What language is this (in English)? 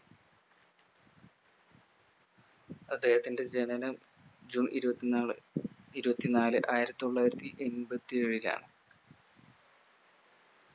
Malayalam